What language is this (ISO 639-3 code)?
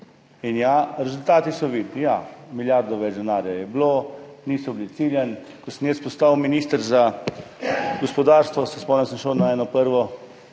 slv